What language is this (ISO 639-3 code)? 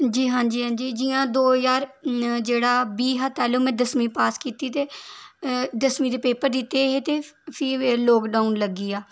doi